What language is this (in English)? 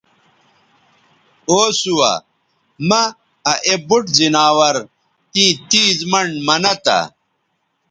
Bateri